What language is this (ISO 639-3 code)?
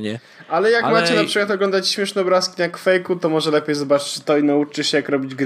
pol